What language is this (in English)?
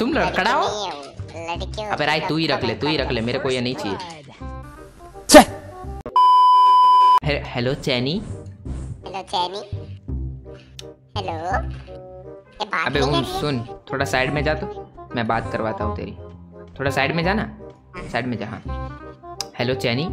Hindi